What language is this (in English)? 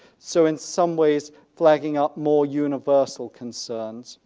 English